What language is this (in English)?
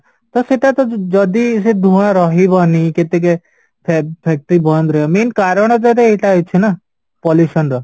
Odia